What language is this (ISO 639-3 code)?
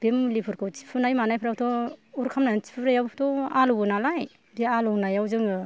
brx